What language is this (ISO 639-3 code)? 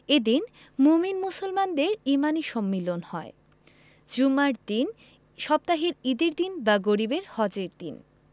ben